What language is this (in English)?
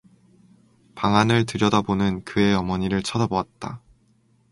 Korean